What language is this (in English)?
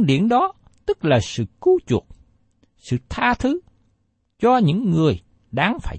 Vietnamese